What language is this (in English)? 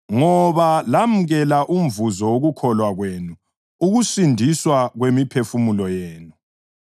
North Ndebele